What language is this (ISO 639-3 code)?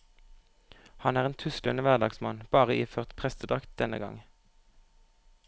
nor